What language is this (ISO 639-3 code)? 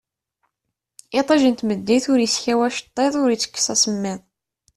kab